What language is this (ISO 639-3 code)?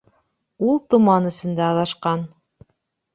bak